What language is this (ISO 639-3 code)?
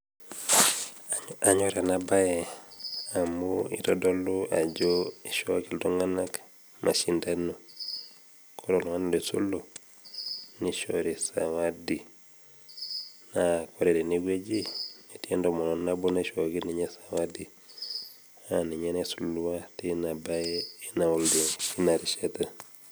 mas